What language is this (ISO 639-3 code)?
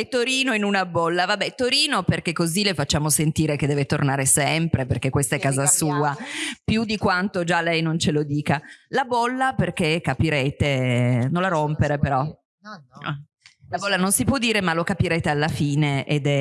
ita